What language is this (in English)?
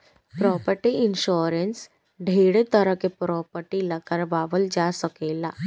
Bhojpuri